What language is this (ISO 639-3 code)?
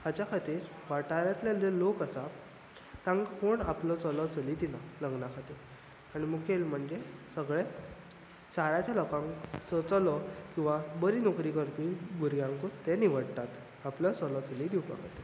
kok